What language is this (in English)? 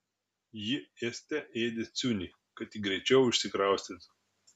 Lithuanian